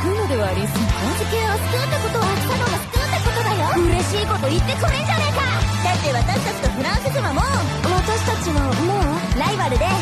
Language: Japanese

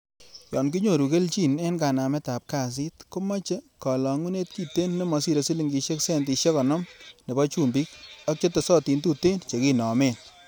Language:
Kalenjin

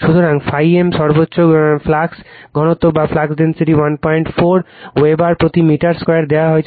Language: Bangla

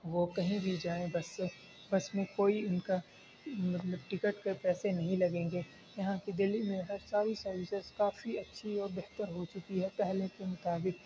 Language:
Urdu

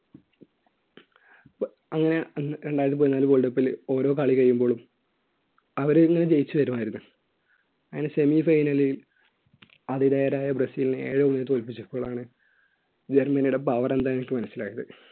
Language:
Malayalam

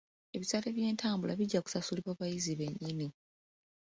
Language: Ganda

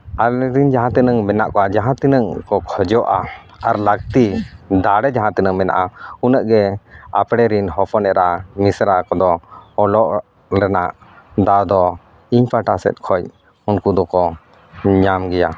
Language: Santali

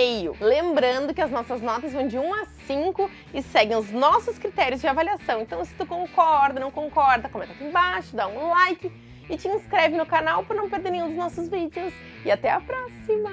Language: Portuguese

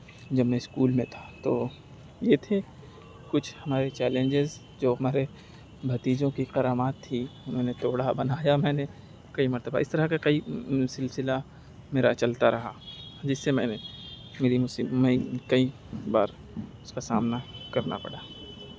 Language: Urdu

